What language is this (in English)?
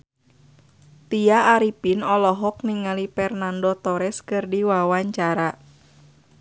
Sundanese